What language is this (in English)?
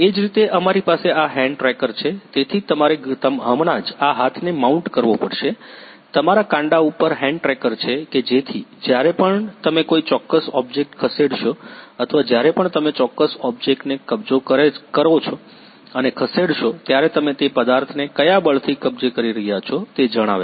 Gujarati